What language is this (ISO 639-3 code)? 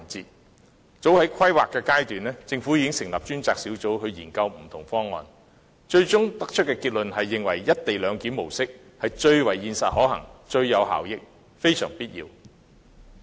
yue